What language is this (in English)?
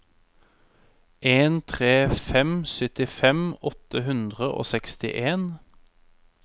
Norwegian